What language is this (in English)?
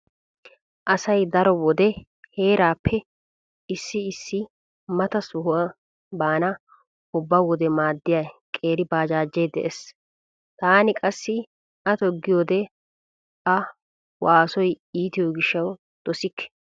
Wolaytta